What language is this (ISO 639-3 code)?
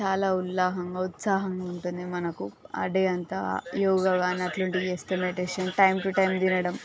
tel